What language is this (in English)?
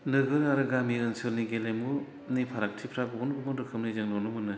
Bodo